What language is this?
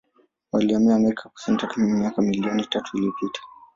Swahili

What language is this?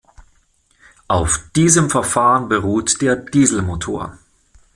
German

